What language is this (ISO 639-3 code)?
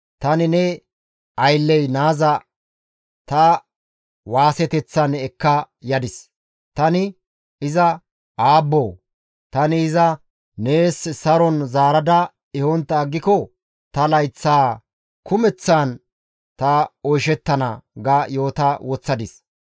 gmv